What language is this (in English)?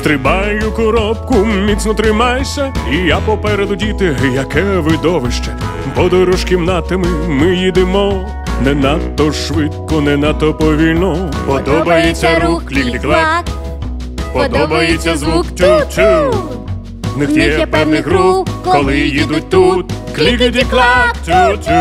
Ukrainian